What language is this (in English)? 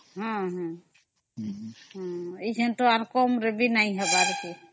Odia